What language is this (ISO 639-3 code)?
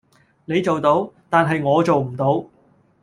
yue